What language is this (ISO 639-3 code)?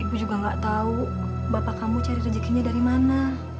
ind